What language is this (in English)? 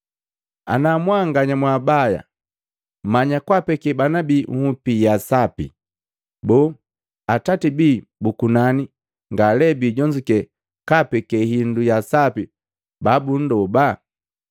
Matengo